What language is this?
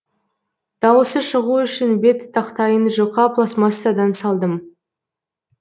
Kazakh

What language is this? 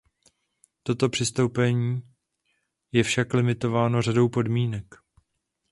Czech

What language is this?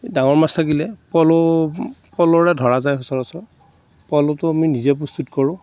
Assamese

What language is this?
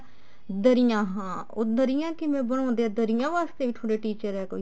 Punjabi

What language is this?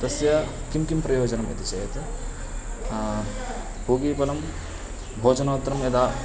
Sanskrit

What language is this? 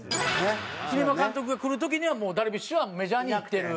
Japanese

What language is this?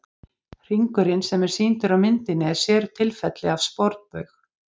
Icelandic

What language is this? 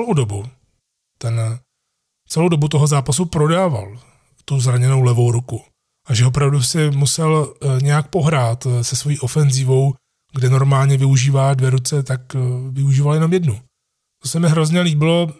Czech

